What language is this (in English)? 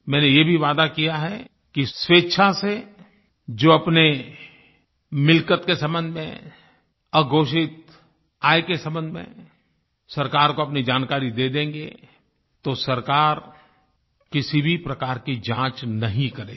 Hindi